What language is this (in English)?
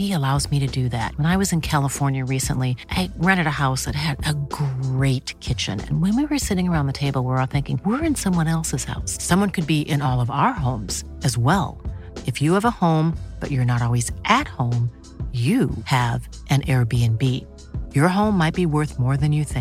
Filipino